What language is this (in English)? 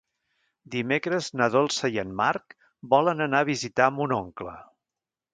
Catalan